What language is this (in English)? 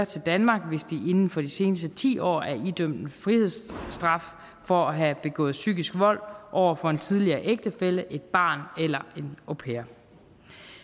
Danish